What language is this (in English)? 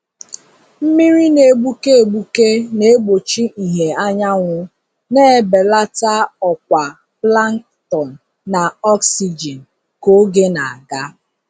Igbo